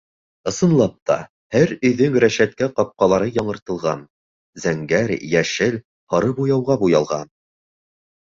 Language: Bashkir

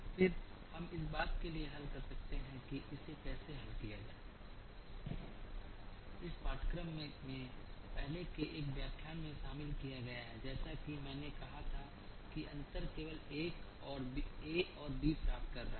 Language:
Hindi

